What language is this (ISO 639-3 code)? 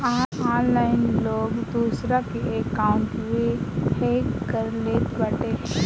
bho